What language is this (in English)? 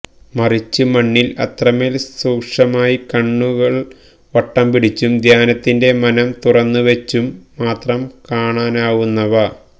Malayalam